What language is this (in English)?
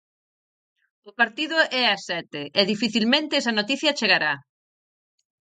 Galician